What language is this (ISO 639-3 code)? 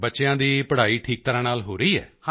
pan